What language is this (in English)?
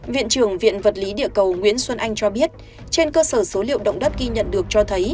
Vietnamese